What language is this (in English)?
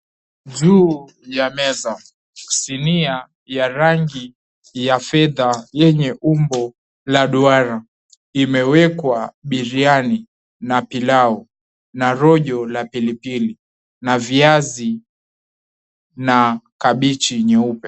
Swahili